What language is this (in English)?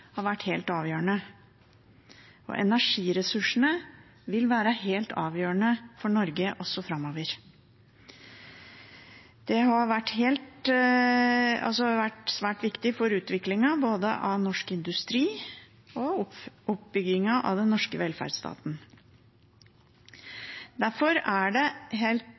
Norwegian Bokmål